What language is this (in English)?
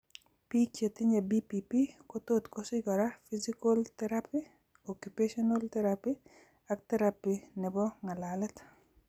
Kalenjin